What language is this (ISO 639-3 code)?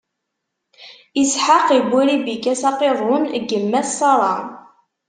kab